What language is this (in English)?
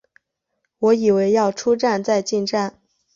Chinese